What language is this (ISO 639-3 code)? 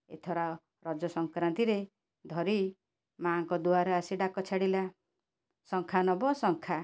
ori